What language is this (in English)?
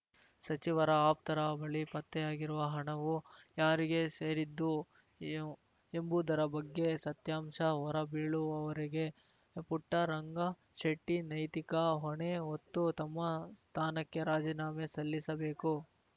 Kannada